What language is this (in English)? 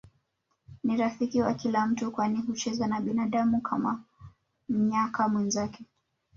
Swahili